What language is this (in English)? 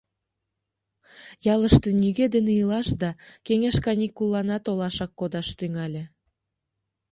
Mari